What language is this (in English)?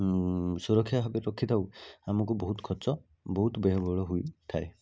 Odia